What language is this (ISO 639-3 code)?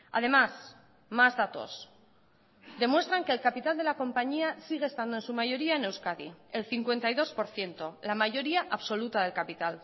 spa